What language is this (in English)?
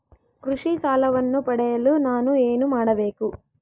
Kannada